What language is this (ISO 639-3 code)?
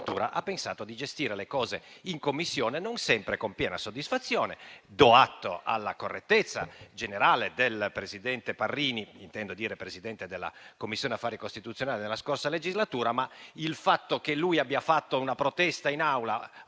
ita